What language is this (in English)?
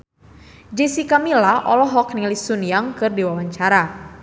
Sundanese